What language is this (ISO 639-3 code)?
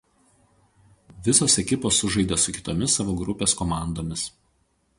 lit